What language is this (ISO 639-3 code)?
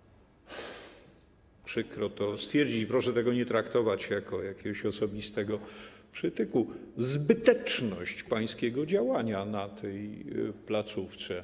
pol